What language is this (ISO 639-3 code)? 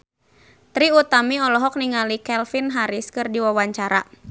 sun